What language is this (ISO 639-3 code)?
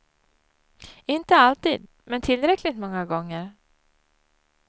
swe